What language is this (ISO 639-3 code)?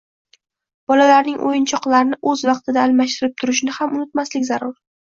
uzb